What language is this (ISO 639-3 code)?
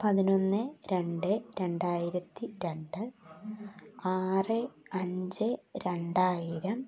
mal